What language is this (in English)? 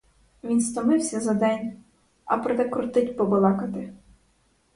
Ukrainian